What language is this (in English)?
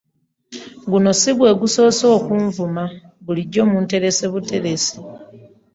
Ganda